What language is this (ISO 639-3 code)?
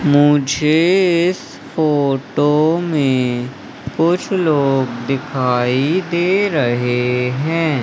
hin